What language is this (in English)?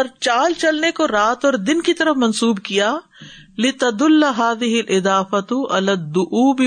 Urdu